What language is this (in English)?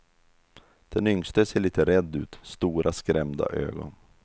Swedish